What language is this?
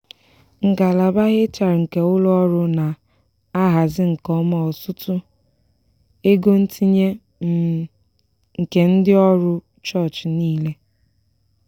Igbo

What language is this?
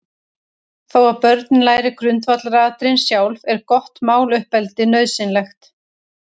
Icelandic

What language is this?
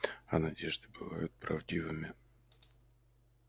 Russian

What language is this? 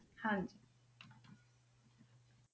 Punjabi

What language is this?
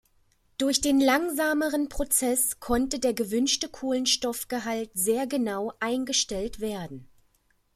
German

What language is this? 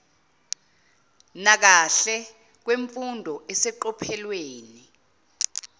Zulu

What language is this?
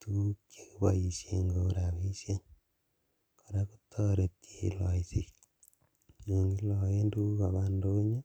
Kalenjin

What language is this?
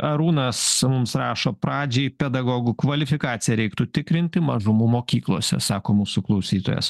Lithuanian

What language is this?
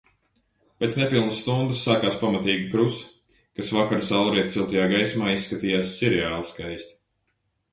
Latvian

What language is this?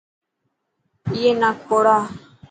Dhatki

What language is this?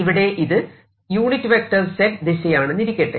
Malayalam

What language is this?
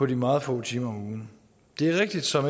Danish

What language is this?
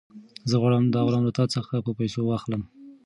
Pashto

